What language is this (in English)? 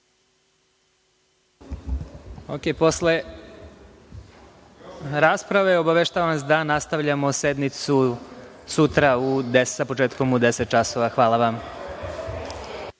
Serbian